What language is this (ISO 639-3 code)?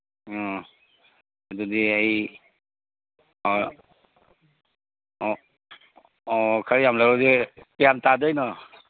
mni